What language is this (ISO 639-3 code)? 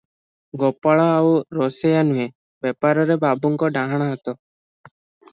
ori